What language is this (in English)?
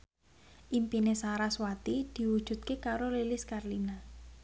Javanese